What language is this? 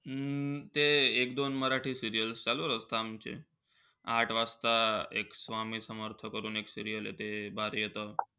Marathi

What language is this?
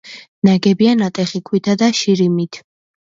Georgian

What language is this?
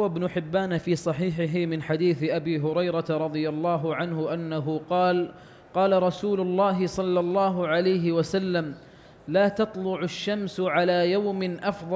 Arabic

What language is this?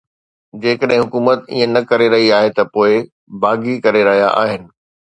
Sindhi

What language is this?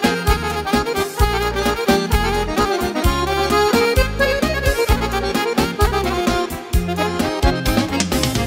Romanian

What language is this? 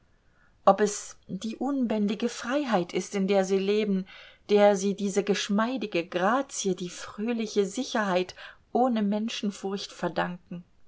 German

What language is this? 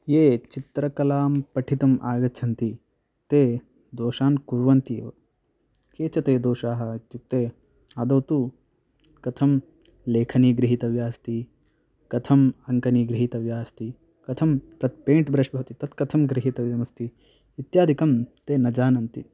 Sanskrit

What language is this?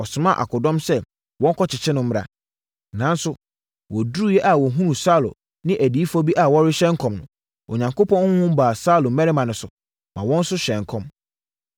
Akan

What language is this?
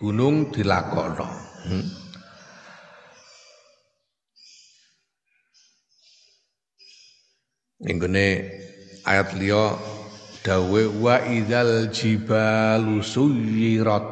Indonesian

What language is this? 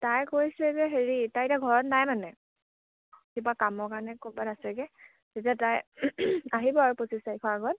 Assamese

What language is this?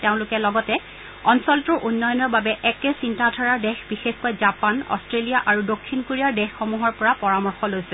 Assamese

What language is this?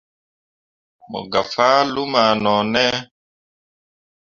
Mundang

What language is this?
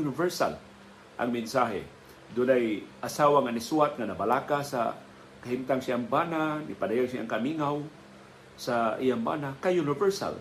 Filipino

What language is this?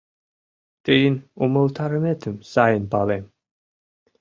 Mari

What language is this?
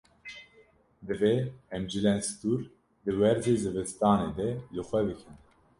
Kurdish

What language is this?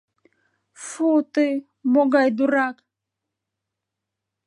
Mari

